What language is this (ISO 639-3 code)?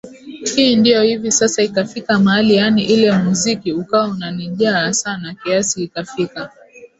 swa